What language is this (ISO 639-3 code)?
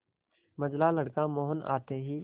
hin